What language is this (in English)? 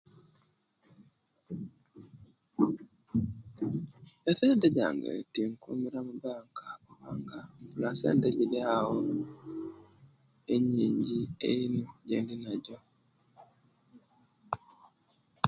Kenyi